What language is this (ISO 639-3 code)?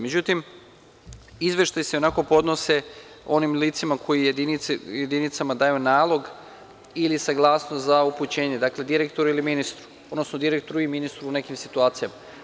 srp